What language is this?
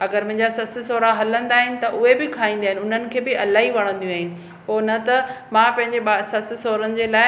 Sindhi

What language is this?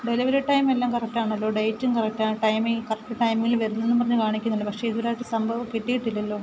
Malayalam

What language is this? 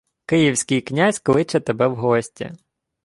Ukrainian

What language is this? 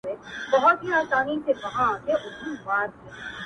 Pashto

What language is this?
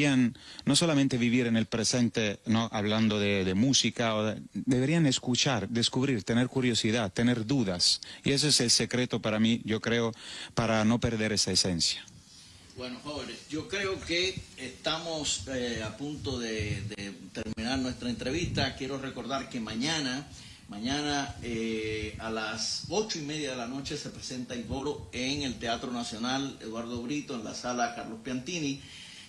Spanish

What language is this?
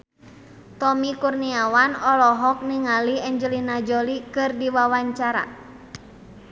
Sundanese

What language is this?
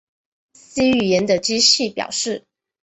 Chinese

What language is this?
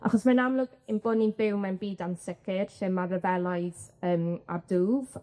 Welsh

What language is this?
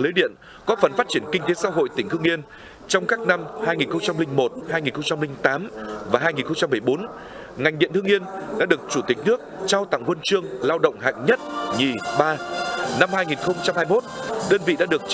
Vietnamese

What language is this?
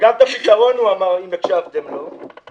Hebrew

